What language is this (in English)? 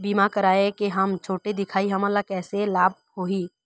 Chhattisgarhi